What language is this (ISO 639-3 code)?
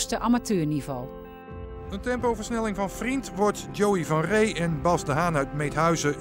nld